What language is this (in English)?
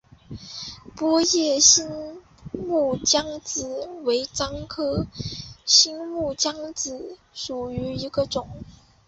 Chinese